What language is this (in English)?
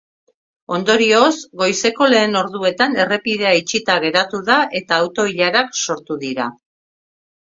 Basque